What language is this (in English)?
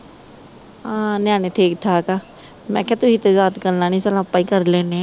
Punjabi